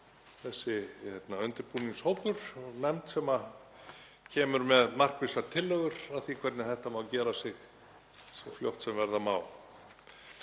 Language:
Icelandic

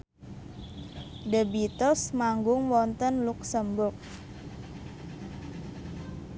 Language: Javanese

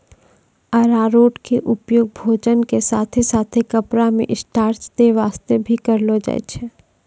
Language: Maithili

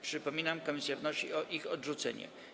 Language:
Polish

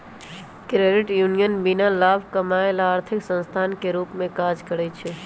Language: Magahi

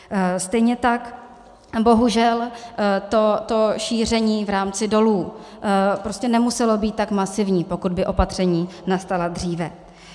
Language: Czech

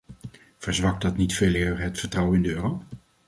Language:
Dutch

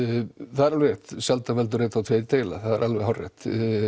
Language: Icelandic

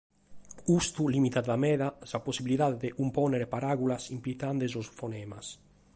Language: Sardinian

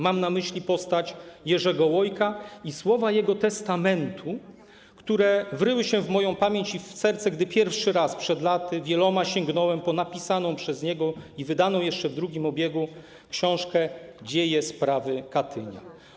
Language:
Polish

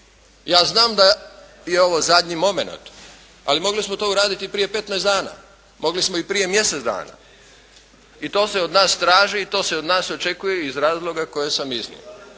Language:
Croatian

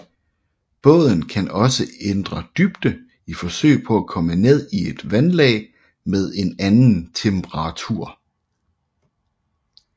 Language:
Danish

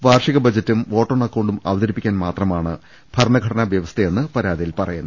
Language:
Malayalam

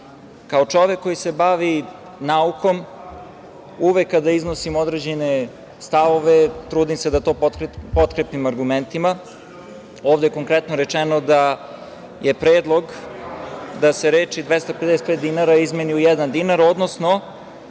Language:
Serbian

